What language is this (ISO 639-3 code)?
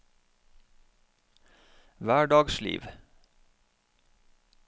nor